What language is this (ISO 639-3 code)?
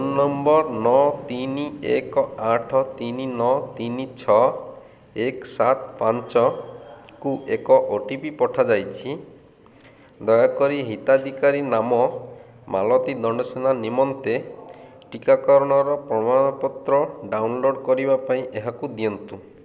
ori